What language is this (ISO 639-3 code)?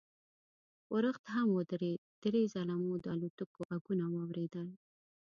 pus